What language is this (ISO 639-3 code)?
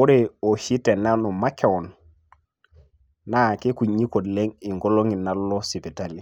mas